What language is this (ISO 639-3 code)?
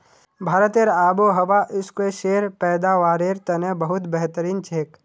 mag